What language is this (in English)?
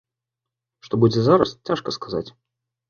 Belarusian